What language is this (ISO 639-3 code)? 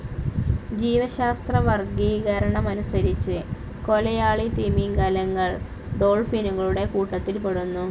mal